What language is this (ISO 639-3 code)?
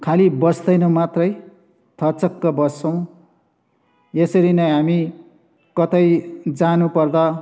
nep